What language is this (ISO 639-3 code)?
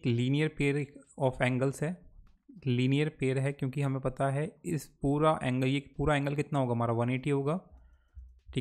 hin